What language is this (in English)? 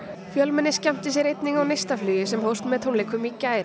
Icelandic